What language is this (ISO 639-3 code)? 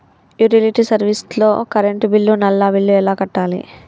tel